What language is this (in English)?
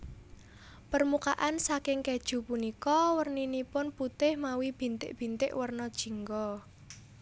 Javanese